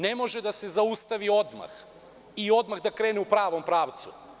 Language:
Serbian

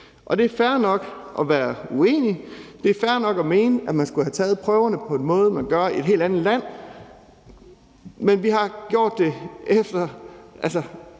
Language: Danish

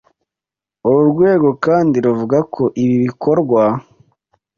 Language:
Kinyarwanda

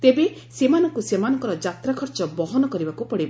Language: Odia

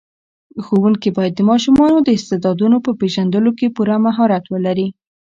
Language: Pashto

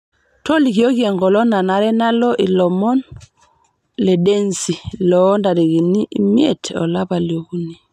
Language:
Masai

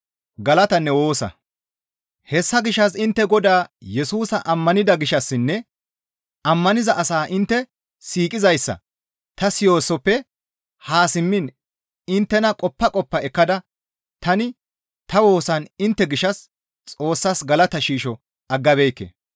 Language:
Gamo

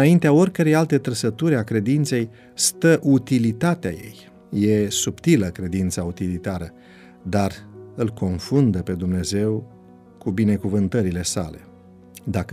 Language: Romanian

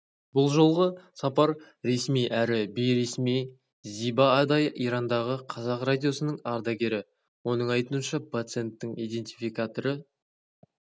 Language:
Kazakh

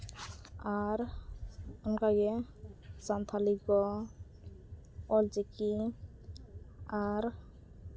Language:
Santali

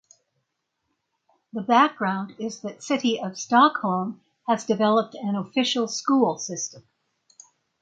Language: English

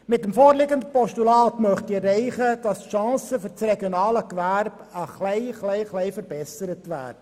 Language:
Swiss German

